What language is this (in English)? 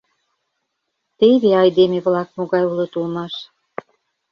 Mari